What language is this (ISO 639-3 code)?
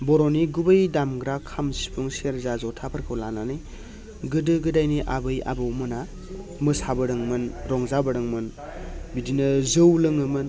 brx